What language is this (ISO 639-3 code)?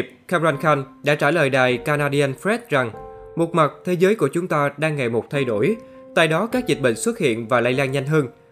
vie